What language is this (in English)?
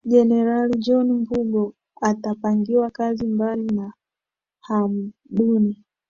Swahili